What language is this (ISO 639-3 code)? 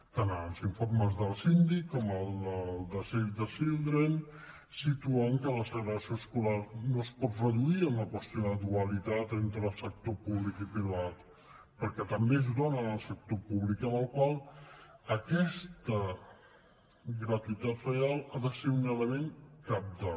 cat